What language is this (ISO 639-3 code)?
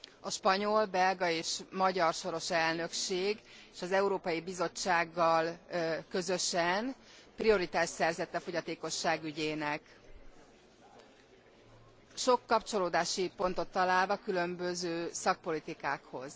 hun